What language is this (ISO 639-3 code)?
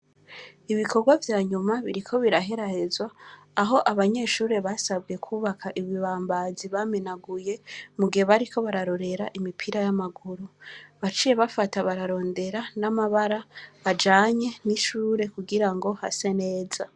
run